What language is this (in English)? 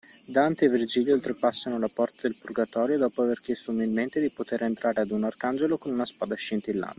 Italian